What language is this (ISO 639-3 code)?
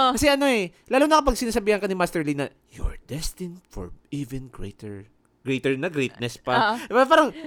fil